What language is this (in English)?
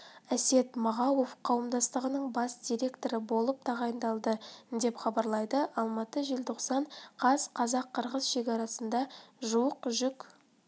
Kazakh